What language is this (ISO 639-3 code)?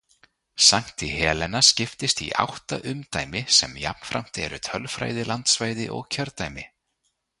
isl